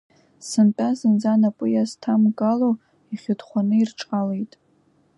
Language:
Abkhazian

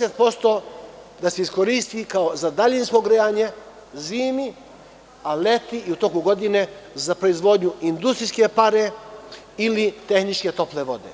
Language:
Serbian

